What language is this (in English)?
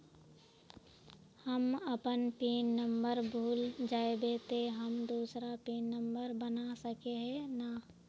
Magahi